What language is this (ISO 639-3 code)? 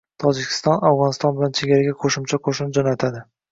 uzb